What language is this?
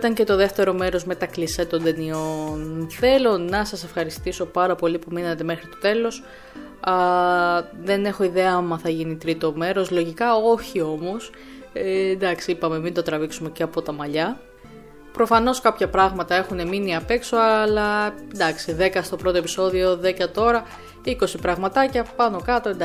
Greek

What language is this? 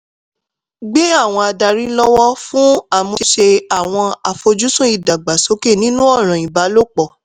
Yoruba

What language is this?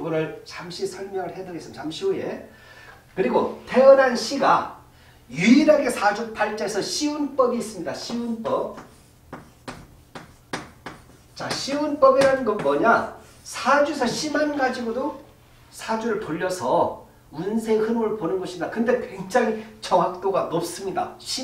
Korean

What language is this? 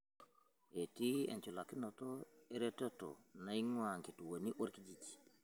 Masai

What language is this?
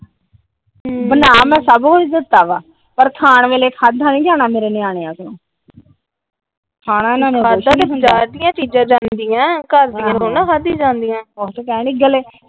Punjabi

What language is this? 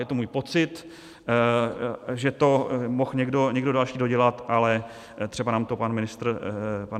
Czech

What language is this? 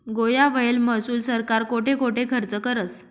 Marathi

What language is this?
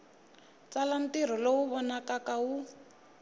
Tsonga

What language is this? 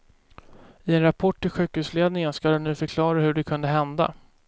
Swedish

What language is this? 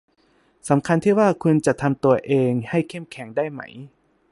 Thai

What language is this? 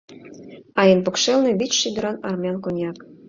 Mari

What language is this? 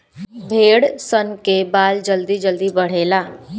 Bhojpuri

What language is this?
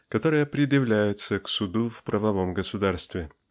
Russian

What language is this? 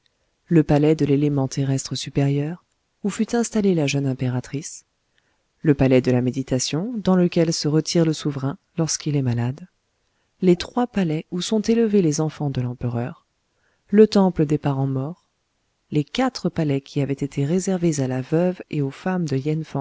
French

